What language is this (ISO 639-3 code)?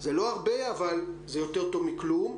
heb